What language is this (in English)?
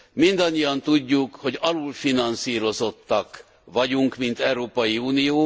Hungarian